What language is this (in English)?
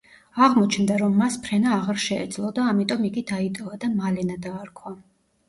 Georgian